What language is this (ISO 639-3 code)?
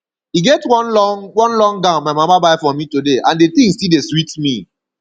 pcm